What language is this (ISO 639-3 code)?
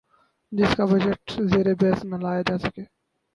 urd